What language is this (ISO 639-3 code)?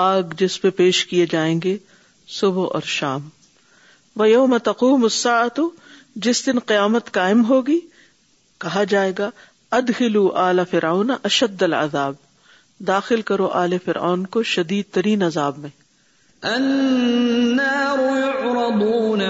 urd